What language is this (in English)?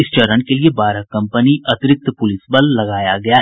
Hindi